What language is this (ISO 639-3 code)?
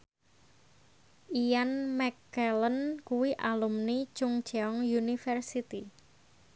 jav